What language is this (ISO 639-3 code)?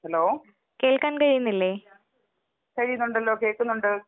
mal